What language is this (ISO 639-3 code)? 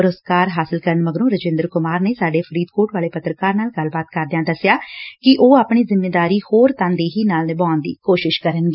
pan